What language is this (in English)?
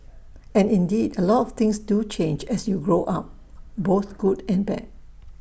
English